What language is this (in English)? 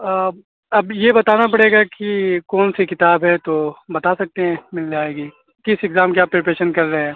Urdu